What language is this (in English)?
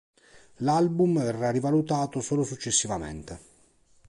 Italian